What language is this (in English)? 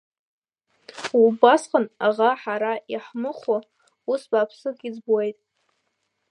Abkhazian